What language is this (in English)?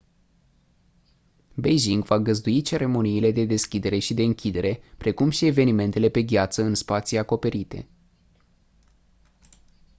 Romanian